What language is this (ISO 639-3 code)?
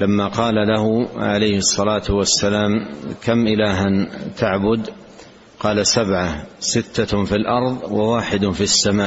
ara